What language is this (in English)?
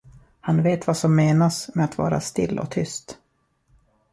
Swedish